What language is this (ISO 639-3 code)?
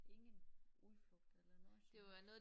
dan